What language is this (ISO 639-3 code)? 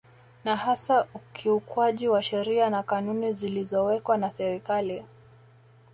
swa